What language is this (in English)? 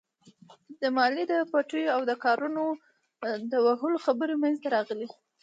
Pashto